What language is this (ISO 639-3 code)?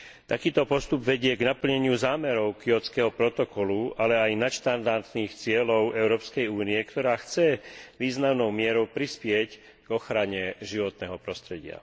slk